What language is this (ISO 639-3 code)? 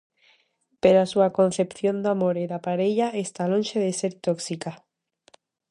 glg